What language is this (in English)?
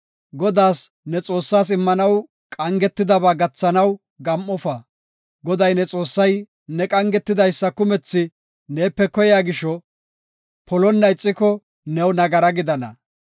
Gofa